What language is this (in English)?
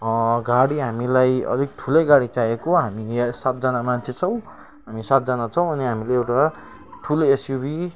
Nepali